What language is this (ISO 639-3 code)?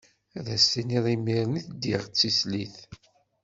kab